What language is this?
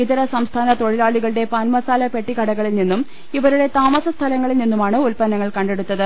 Malayalam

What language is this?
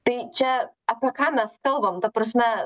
Lithuanian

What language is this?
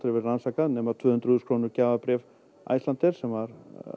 Icelandic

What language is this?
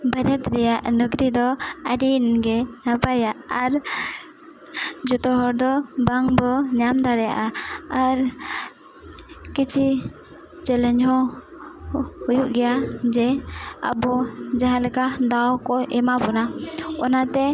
Santali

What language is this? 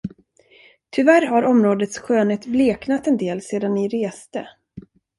Swedish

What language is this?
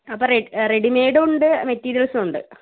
Malayalam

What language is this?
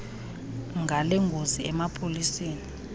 Xhosa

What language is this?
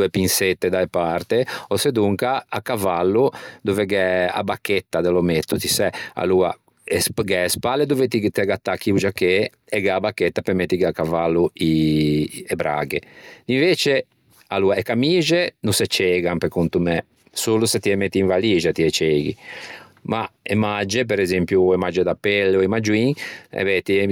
Ligurian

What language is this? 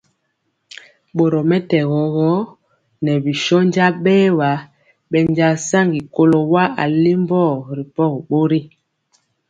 Mpiemo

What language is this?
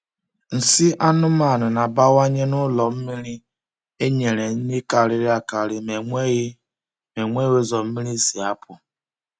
Igbo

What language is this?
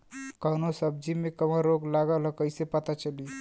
Bhojpuri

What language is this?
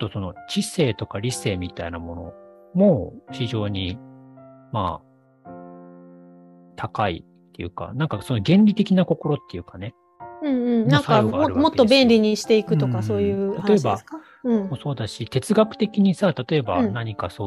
Japanese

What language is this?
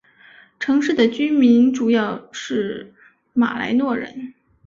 Chinese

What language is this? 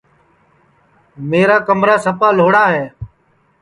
Sansi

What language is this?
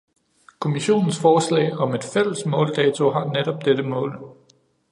Danish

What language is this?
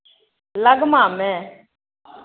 Maithili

